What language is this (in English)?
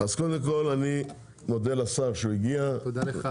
Hebrew